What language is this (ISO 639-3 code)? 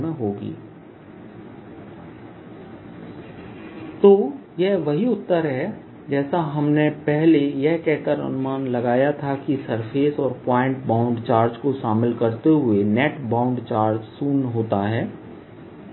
hin